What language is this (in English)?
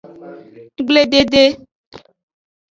Aja (Benin)